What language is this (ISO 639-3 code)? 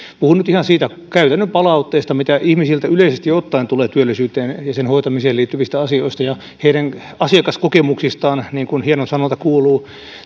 fin